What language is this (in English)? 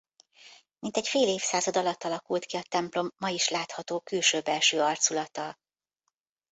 Hungarian